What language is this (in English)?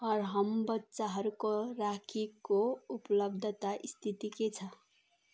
Nepali